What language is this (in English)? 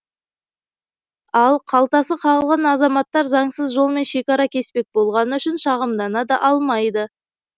Kazakh